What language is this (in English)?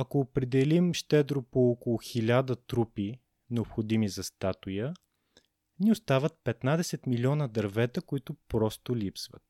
Bulgarian